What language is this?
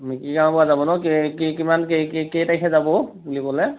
Assamese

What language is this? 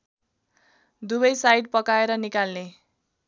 Nepali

